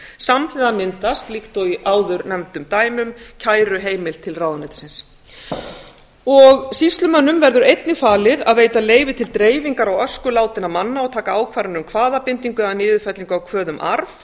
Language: Icelandic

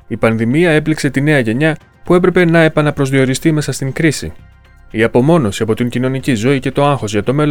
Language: Greek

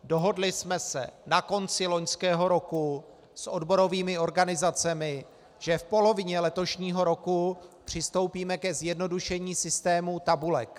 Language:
Czech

